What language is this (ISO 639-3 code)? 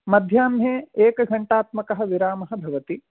san